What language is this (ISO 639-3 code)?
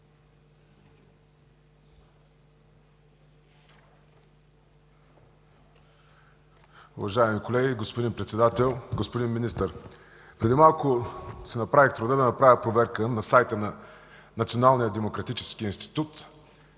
bul